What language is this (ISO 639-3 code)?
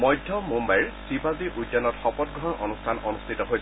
asm